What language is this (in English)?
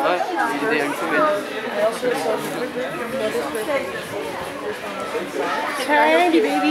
Dutch